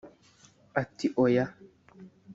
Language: Kinyarwanda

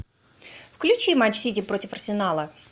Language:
Russian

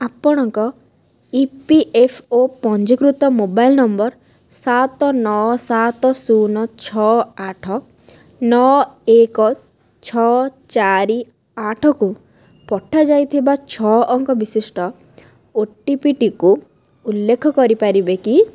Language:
Odia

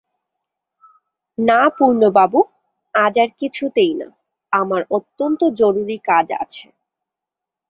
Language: Bangla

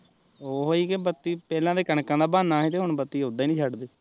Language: Punjabi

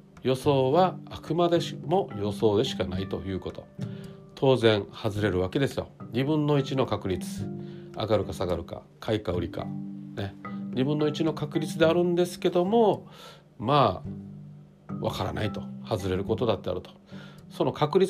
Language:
Japanese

